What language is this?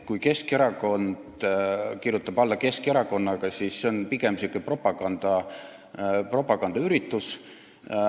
Estonian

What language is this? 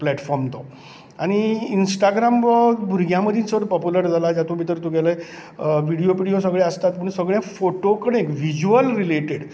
Konkani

